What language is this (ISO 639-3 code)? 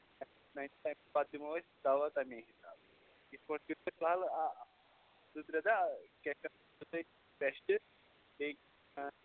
kas